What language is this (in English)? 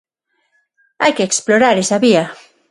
Galician